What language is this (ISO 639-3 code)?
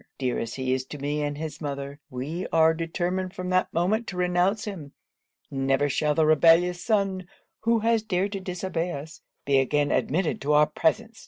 eng